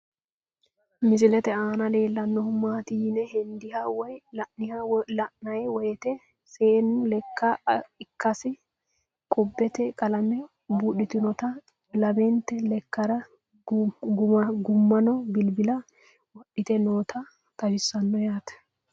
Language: Sidamo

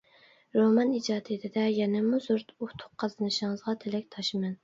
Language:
Uyghur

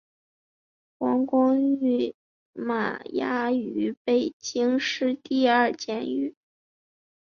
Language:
Chinese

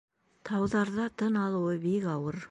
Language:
Bashkir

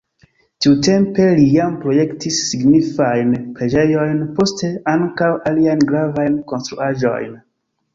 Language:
Esperanto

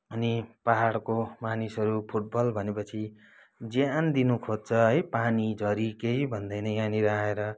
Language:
Nepali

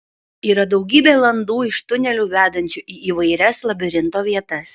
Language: Lithuanian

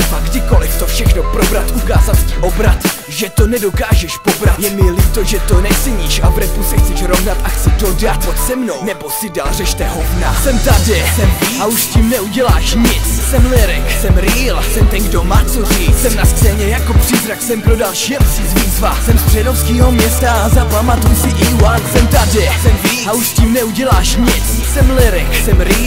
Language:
Czech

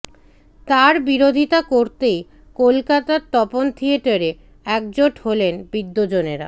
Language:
Bangla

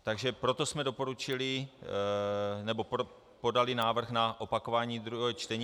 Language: Czech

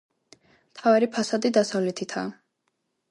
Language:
Georgian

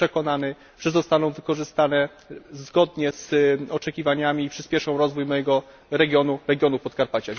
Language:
Polish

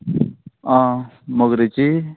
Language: Konkani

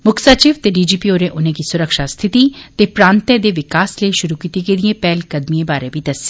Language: Dogri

